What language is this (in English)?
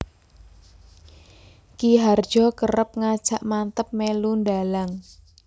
Javanese